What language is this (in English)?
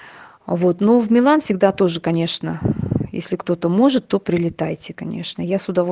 Russian